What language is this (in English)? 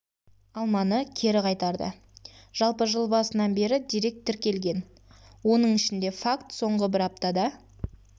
Kazakh